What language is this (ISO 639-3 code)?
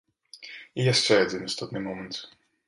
bel